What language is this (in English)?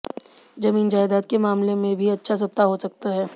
Hindi